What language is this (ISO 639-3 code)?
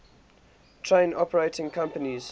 eng